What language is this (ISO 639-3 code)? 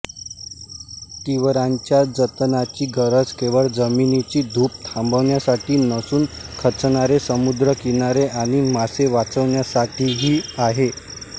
mar